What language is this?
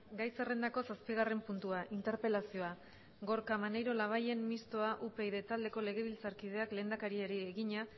Basque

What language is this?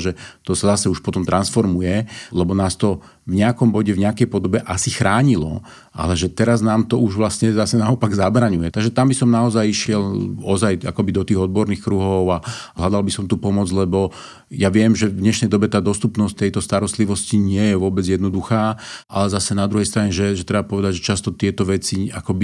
Slovak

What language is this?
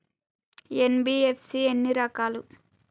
Telugu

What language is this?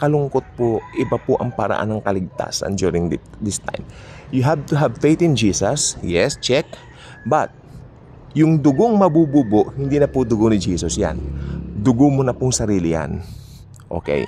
Filipino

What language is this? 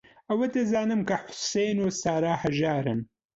Central Kurdish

